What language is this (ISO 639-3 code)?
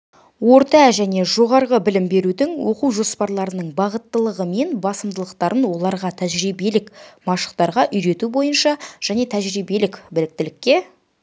kaz